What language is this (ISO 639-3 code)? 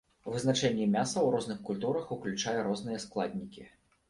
bel